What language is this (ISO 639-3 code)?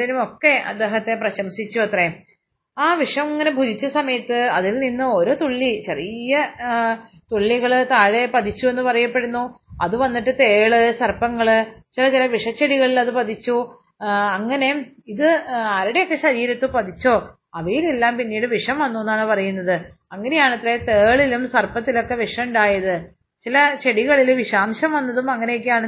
mal